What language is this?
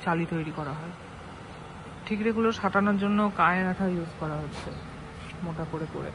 Bangla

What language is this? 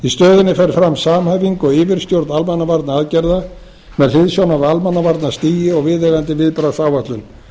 Icelandic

